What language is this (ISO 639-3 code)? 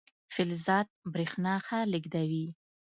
pus